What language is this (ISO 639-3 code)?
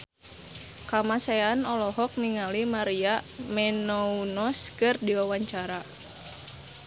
sun